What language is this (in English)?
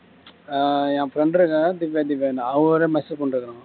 Tamil